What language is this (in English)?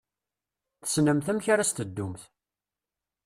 Kabyle